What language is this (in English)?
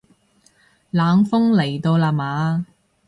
Cantonese